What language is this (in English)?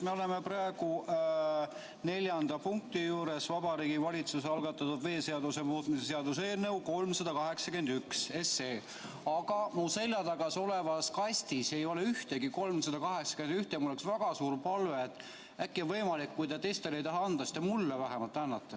Estonian